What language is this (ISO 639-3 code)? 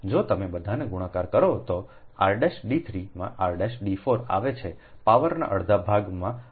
guj